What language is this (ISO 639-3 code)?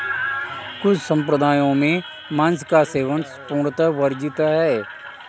hin